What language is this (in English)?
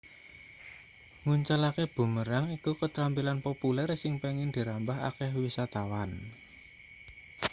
Javanese